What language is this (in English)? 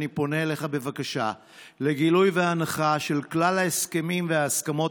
Hebrew